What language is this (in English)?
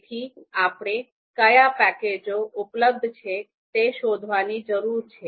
Gujarati